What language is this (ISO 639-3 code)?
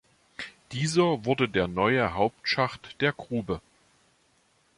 deu